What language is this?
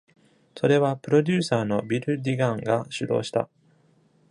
Japanese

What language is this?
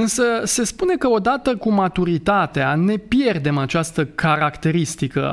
Romanian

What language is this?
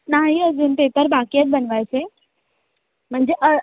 Marathi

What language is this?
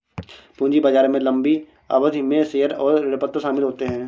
Hindi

